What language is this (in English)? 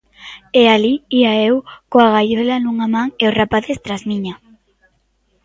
Galician